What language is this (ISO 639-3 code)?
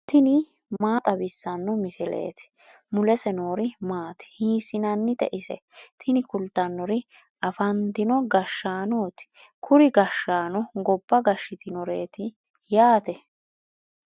sid